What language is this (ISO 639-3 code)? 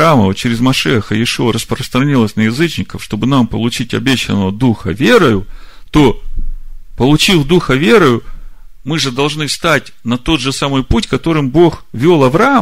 rus